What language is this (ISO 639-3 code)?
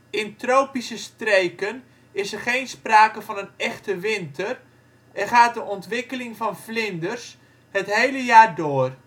nld